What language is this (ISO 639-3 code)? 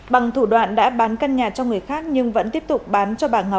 vie